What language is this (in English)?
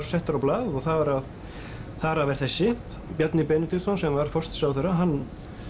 Icelandic